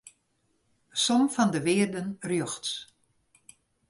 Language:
Western Frisian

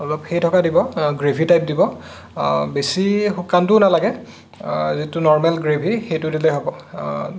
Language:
Assamese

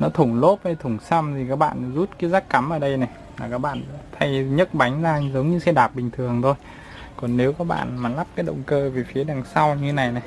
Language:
Vietnamese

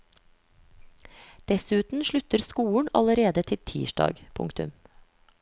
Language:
Norwegian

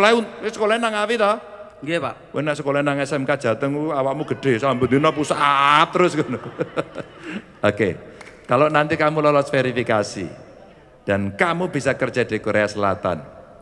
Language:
Indonesian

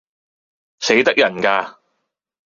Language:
Cantonese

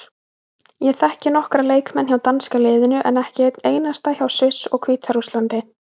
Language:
Icelandic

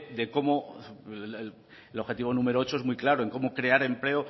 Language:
Spanish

